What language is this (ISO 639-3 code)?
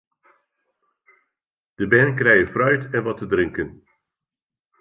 fry